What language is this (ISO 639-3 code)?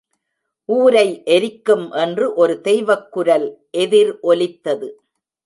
tam